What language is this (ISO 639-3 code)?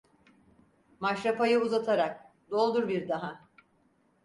tur